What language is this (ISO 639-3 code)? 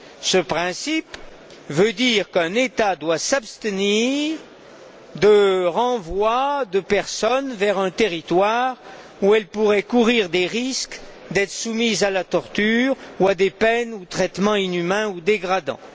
fra